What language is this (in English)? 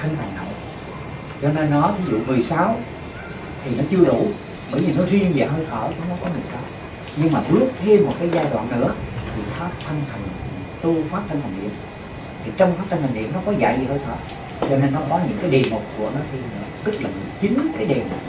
Vietnamese